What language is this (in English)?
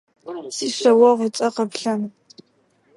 Adyghe